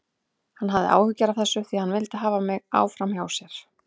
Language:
Icelandic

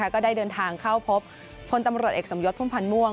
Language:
Thai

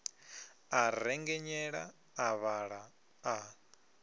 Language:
Venda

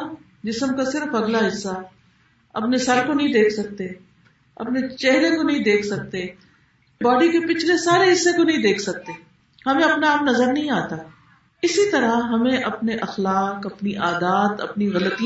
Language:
Urdu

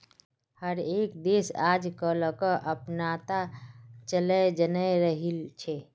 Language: Magahi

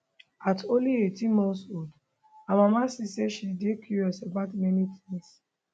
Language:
Nigerian Pidgin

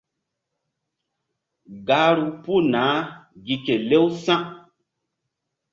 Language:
Mbum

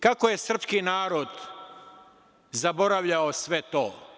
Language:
Serbian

